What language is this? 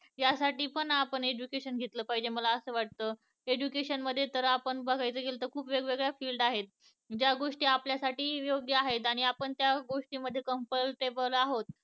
Marathi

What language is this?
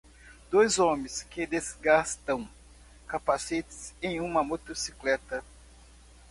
Portuguese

